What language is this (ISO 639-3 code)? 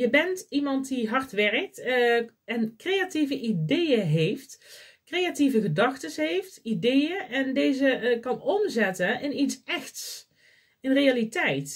nld